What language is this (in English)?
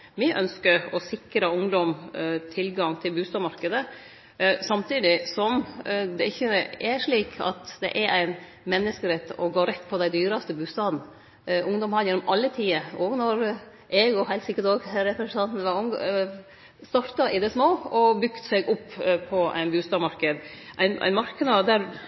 Norwegian Nynorsk